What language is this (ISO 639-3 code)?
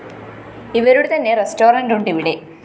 mal